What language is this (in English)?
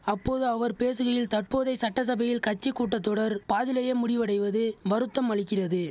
Tamil